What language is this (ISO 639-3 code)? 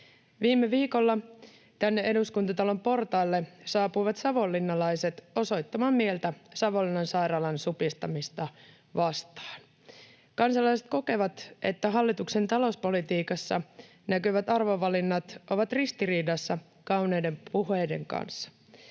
fin